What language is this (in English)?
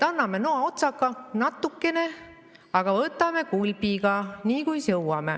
Estonian